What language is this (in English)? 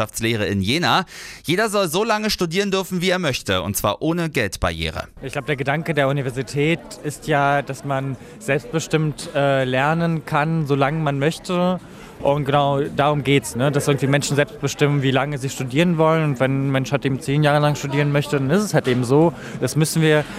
German